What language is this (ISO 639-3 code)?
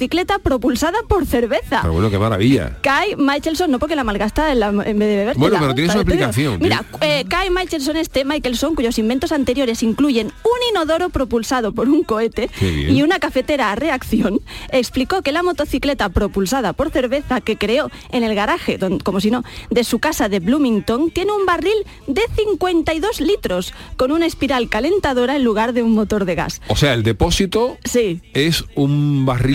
spa